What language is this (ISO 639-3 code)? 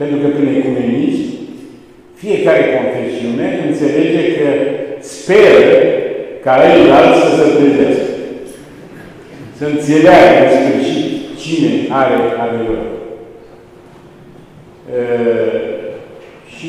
ron